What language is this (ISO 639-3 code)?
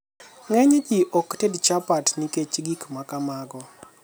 luo